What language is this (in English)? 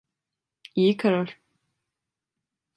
Turkish